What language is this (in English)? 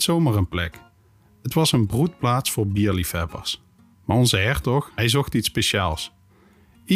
Dutch